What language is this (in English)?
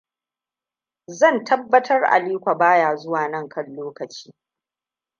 Hausa